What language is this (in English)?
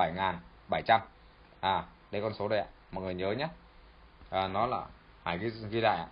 Vietnamese